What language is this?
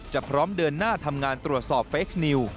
Thai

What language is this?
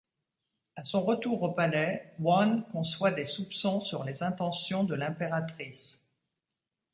French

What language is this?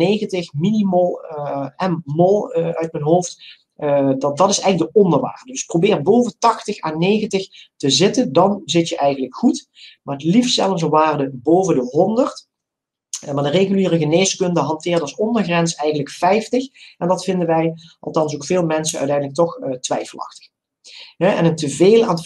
Dutch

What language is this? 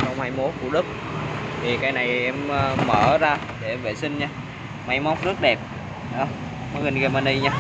Vietnamese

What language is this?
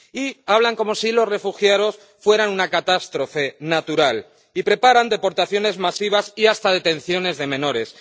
Spanish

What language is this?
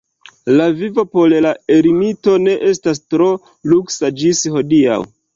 Esperanto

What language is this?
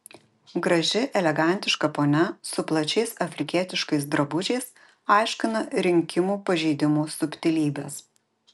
Lithuanian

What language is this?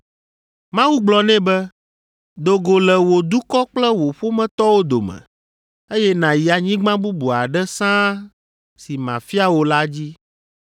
Ewe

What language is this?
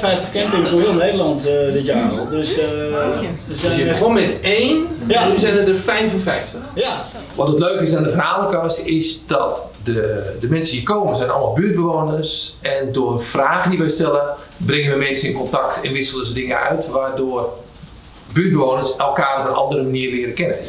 Dutch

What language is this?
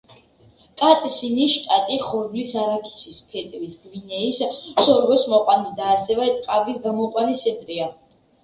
Georgian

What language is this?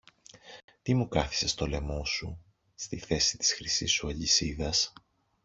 Greek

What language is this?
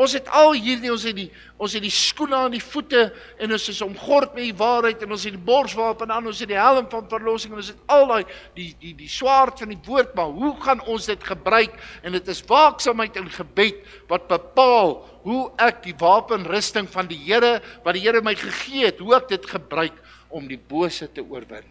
Dutch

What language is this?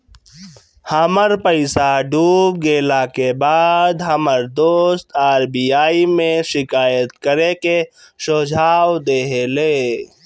Bhojpuri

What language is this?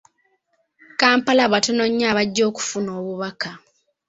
Ganda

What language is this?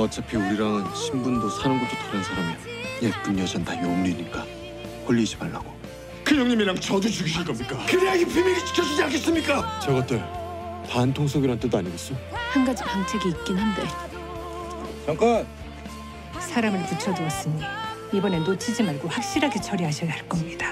Korean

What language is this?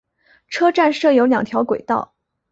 Chinese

